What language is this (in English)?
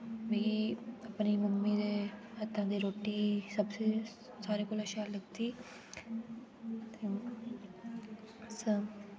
Dogri